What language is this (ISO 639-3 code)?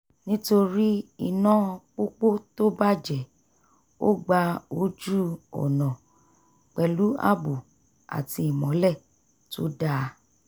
yor